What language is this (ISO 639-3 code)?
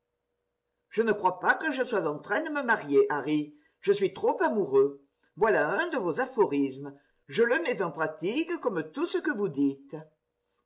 fra